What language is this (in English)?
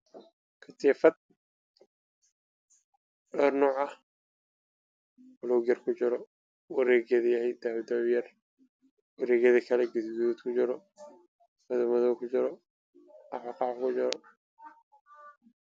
Somali